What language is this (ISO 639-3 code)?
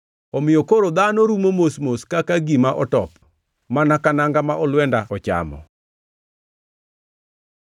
luo